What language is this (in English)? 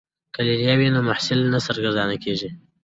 Pashto